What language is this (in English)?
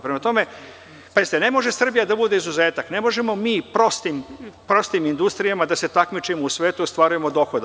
Serbian